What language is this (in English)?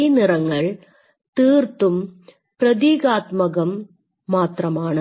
Malayalam